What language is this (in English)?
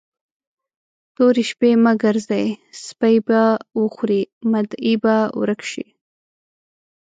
Pashto